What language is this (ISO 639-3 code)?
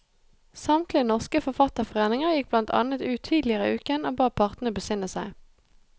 nor